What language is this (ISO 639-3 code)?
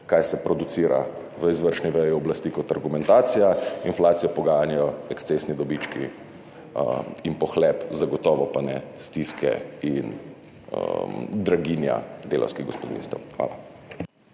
slv